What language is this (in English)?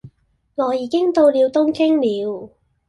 Cantonese